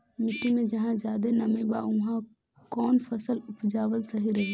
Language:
Bhojpuri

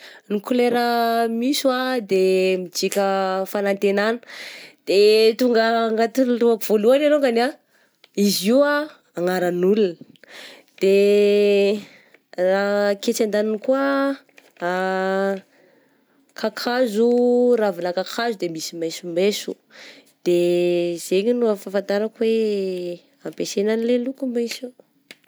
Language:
Southern Betsimisaraka Malagasy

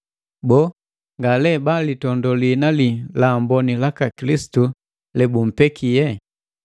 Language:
Matengo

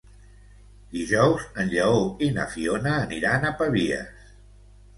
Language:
Catalan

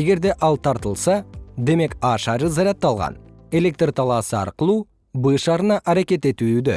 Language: Kyrgyz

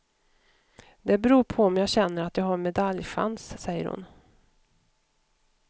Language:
Swedish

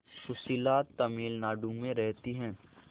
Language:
Hindi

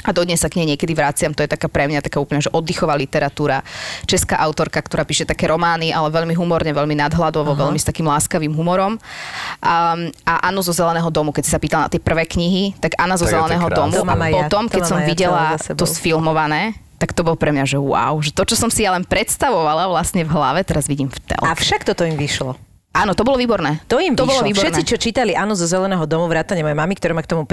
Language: Slovak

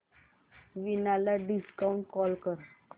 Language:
Marathi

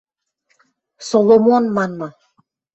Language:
Western Mari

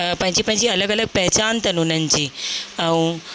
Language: Sindhi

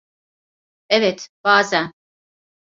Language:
Turkish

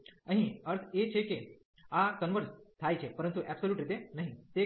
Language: Gujarati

